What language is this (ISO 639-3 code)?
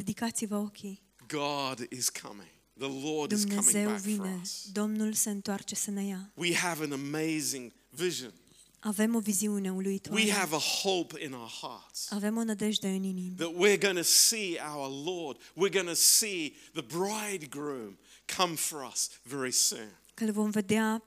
ron